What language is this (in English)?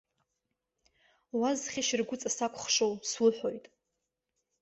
Abkhazian